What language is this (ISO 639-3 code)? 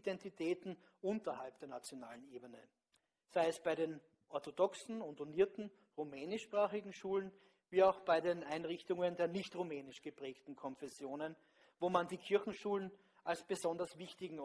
deu